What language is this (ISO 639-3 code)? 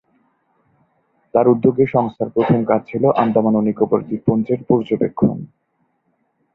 ben